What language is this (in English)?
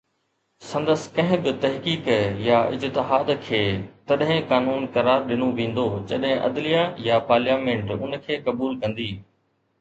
Sindhi